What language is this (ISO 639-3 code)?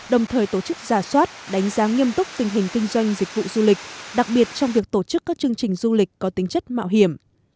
vie